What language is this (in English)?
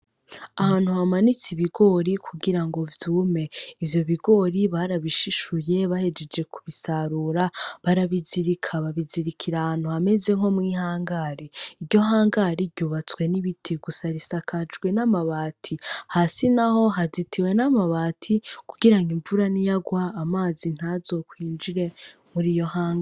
Rundi